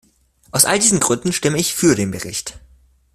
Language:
German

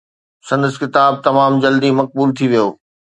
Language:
Sindhi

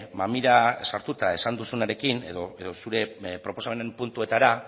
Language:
Basque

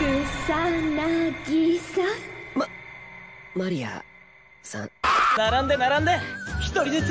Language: Japanese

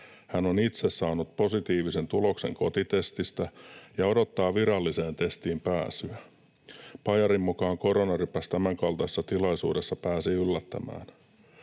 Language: Finnish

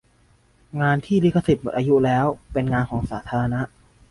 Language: Thai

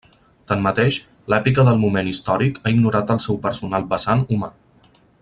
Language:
Catalan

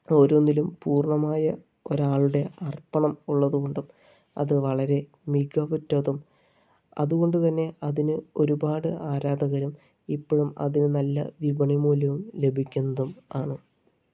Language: Malayalam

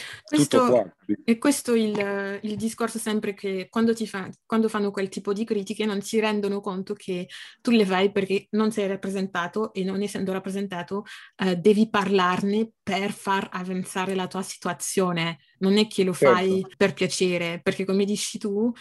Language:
Italian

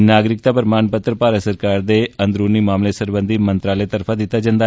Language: Dogri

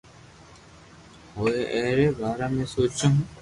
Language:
Loarki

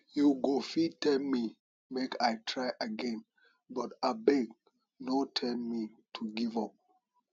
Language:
Nigerian Pidgin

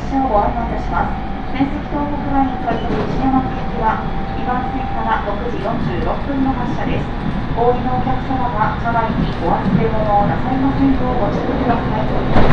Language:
Japanese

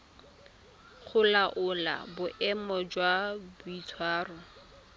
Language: Tswana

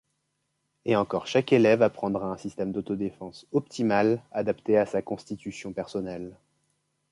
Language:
French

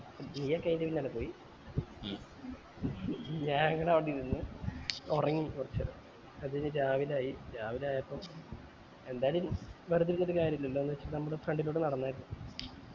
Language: Malayalam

